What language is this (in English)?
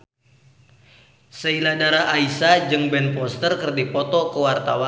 Sundanese